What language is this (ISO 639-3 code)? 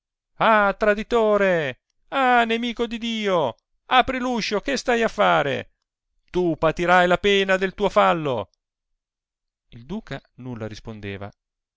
ita